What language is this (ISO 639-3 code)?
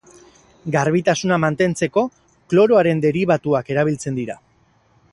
eus